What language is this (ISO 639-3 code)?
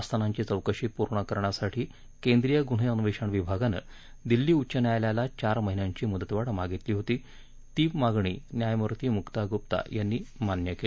mar